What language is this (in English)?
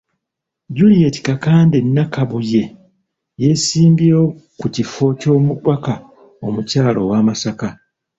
Ganda